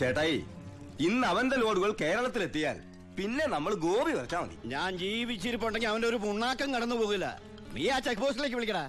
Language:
Malayalam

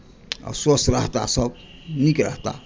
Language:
Maithili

